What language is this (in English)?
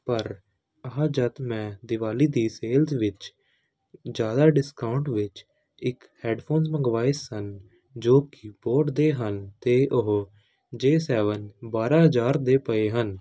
Punjabi